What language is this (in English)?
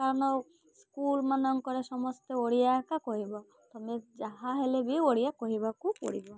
Odia